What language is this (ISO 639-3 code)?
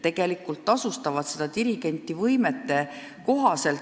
est